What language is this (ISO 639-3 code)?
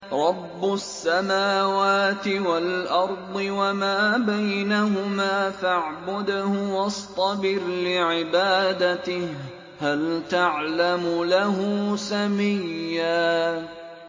ara